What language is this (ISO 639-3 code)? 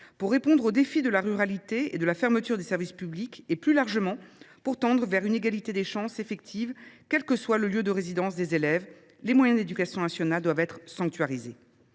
fra